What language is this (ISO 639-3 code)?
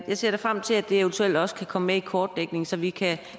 dan